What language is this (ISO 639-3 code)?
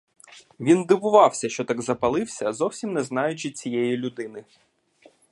ukr